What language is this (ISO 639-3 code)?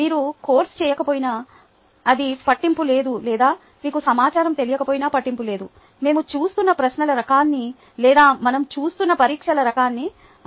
tel